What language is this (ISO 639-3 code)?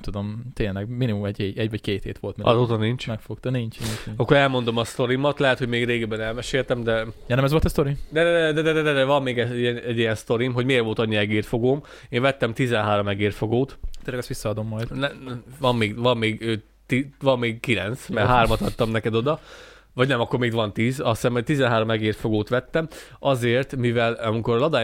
hun